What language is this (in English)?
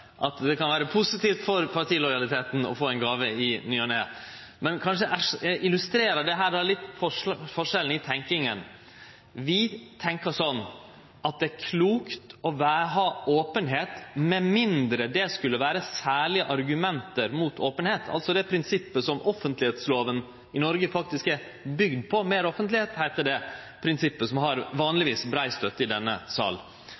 Norwegian Nynorsk